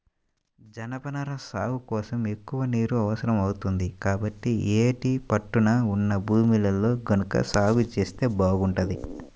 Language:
Telugu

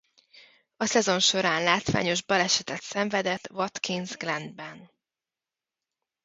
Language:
Hungarian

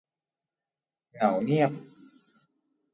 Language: Thai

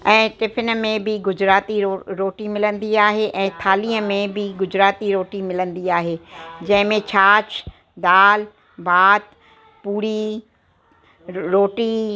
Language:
Sindhi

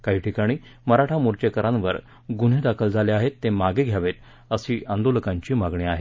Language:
Marathi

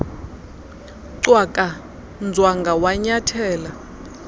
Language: Xhosa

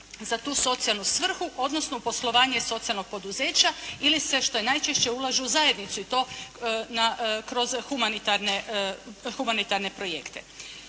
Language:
Croatian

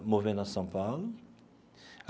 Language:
Portuguese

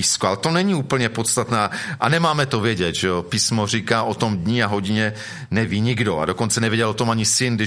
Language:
Czech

